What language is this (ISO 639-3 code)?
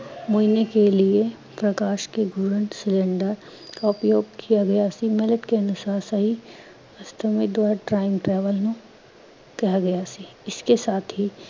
pan